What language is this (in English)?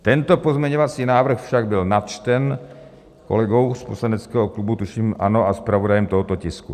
Czech